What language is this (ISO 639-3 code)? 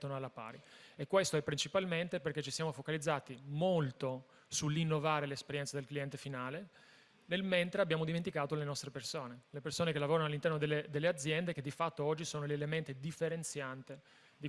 ita